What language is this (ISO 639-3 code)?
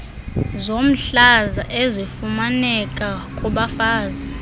xho